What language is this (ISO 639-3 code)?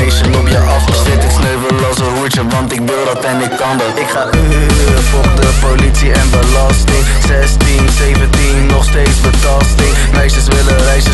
nld